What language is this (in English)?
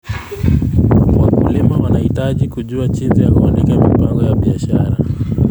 Kalenjin